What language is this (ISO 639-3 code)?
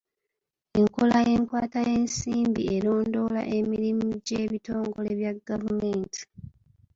lug